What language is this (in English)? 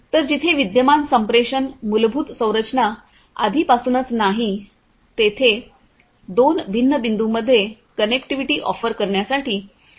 Marathi